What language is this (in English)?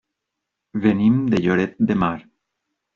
Catalan